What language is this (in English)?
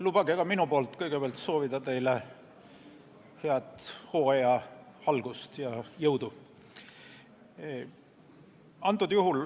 Estonian